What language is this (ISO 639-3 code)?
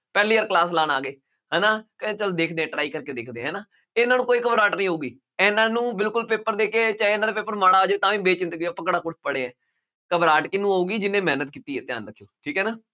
pan